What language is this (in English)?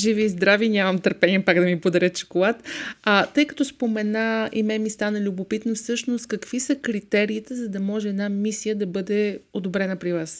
Bulgarian